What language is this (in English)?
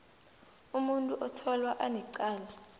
South Ndebele